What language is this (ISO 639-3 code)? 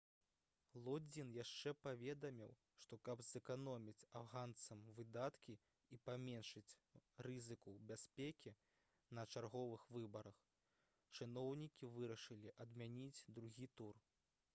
bel